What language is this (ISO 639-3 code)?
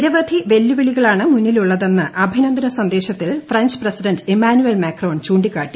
mal